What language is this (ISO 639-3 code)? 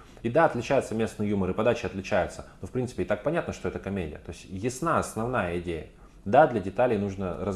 rus